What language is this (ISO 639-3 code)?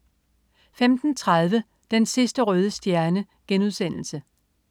dan